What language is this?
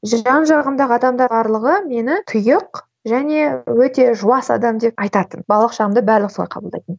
Kazakh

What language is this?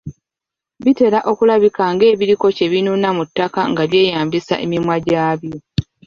Ganda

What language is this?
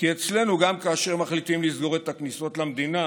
Hebrew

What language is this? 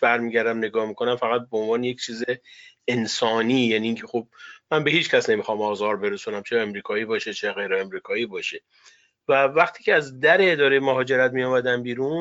Persian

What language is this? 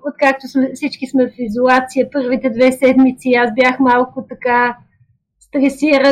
Bulgarian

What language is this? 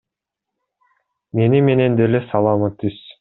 Kyrgyz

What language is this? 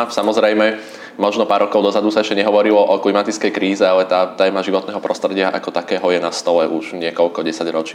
Slovak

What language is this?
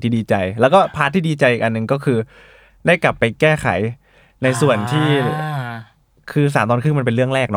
Thai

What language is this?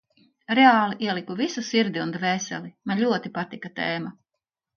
Latvian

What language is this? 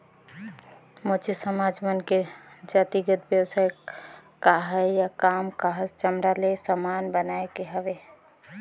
Chhattisgarhi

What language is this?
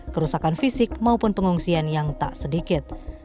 Indonesian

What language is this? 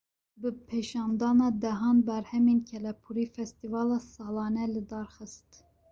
Kurdish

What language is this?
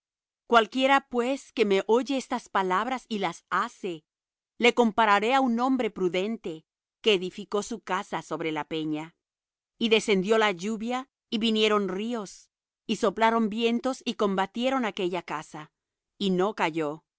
Spanish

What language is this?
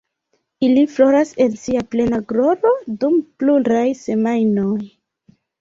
Esperanto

